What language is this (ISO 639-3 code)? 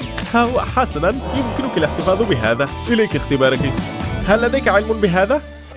ara